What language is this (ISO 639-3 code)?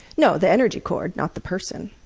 eng